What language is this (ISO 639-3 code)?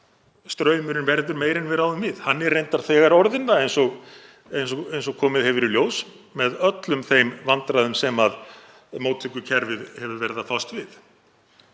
isl